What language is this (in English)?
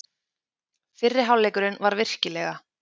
Icelandic